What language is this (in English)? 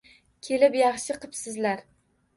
Uzbek